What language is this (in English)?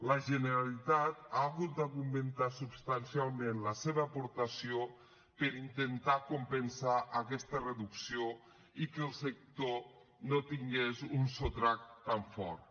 Catalan